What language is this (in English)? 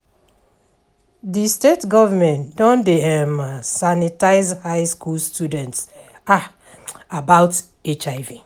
Nigerian Pidgin